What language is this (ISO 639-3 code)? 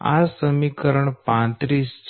guj